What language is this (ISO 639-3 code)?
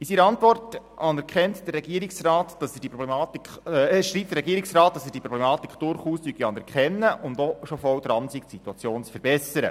gsw